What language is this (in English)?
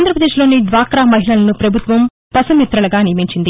Telugu